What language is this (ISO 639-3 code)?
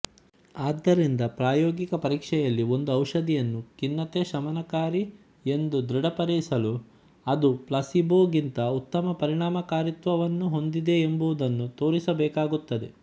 kan